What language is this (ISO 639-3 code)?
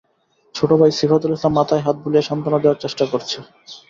ben